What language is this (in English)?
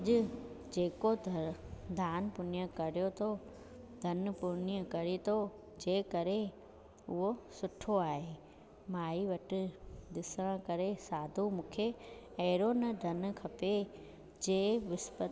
Sindhi